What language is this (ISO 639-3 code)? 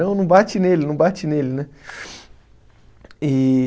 por